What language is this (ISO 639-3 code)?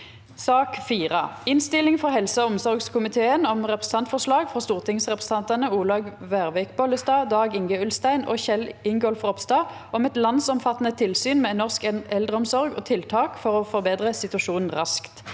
nor